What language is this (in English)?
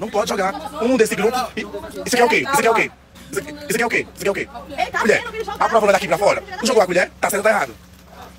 Portuguese